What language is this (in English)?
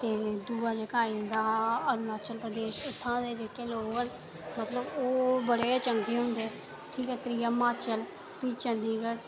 Dogri